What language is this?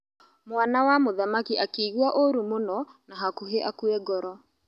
Kikuyu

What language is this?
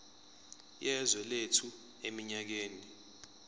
Zulu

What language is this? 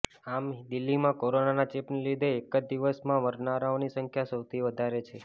Gujarati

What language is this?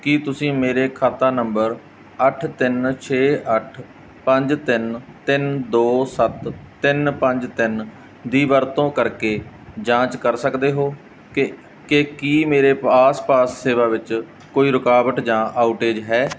Punjabi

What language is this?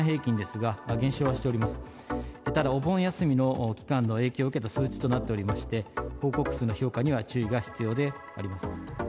Japanese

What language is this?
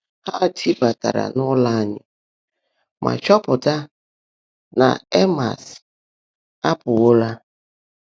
Igbo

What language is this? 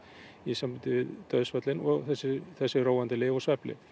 Icelandic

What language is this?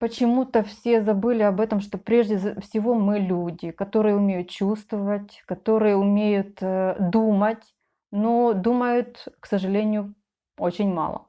Russian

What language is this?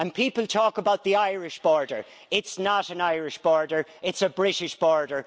English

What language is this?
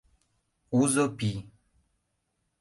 Mari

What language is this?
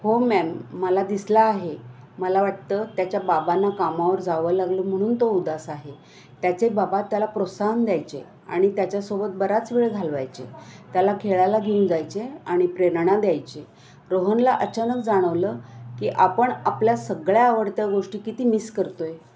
Marathi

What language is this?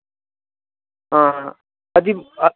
Santali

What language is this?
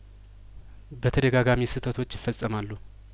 Amharic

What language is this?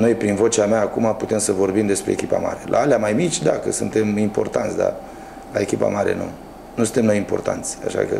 Romanian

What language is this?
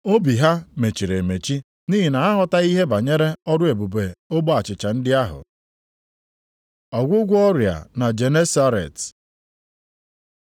Igbo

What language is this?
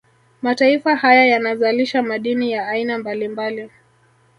Swahili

